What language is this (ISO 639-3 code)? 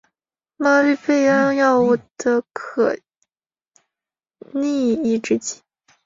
zho